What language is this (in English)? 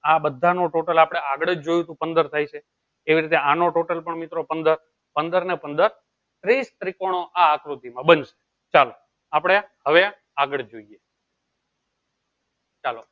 Gujarati